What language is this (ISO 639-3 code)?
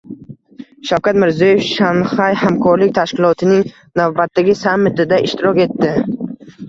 uzb